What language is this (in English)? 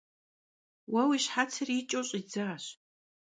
Kabardian